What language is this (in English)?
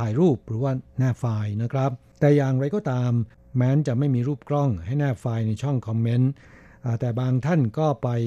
Thai